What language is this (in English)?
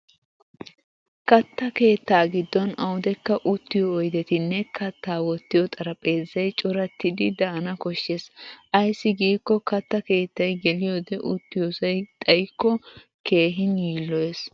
Wolaytta